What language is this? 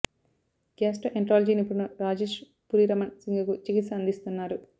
Telugu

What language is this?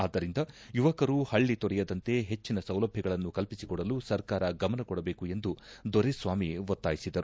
Kannada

